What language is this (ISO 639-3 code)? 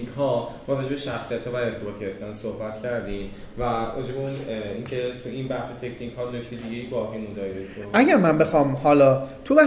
fas